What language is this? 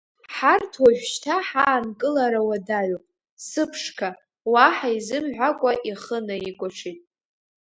Abkhazian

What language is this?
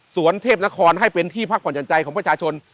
Thai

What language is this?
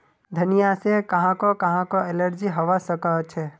Magahi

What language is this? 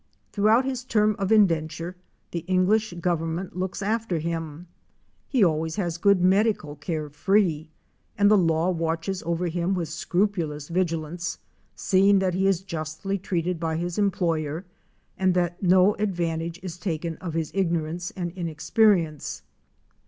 English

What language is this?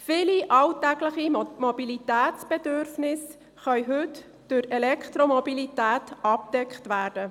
Swiss German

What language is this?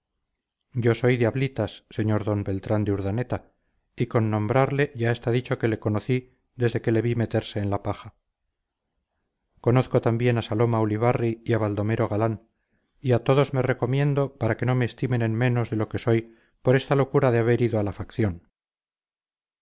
Spanish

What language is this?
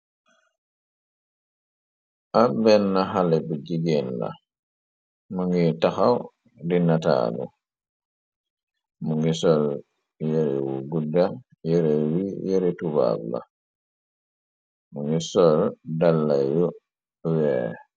Wolof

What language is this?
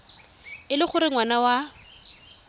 Tswana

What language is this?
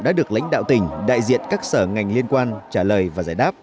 Vietnamese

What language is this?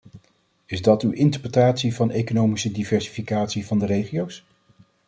Dutch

